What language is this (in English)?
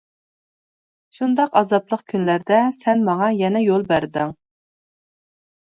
Uyghur